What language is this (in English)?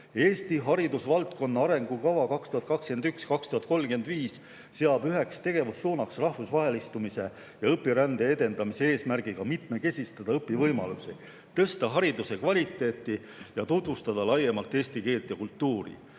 Estonian